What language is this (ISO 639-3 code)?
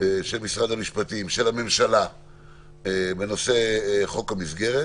heb